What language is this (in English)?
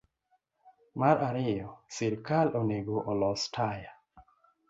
Luo (Kenya and Tanzania)